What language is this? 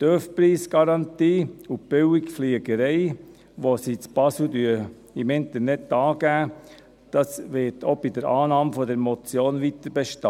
Swiss German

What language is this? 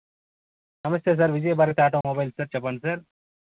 Telugu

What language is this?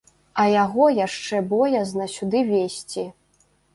Belarusian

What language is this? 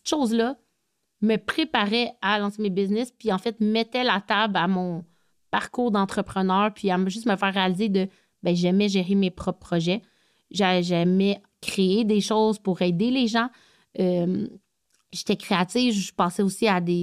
French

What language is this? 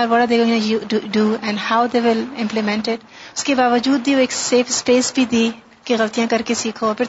Urdu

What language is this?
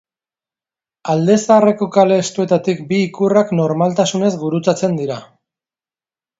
Basque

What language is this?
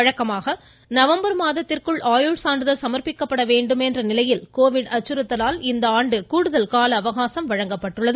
Tamil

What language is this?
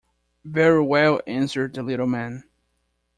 English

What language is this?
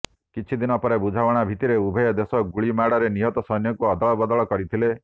Odia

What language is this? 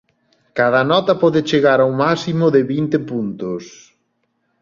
Galician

